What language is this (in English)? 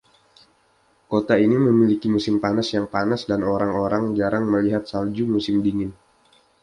Indonesian